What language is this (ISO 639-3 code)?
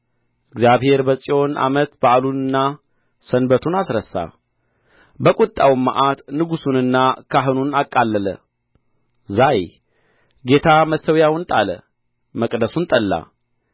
amh